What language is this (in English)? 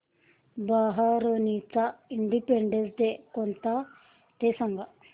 Marathi